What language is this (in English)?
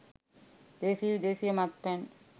Sinhala